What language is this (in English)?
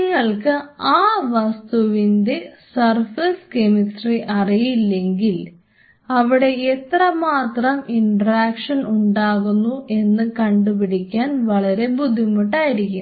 Malayalam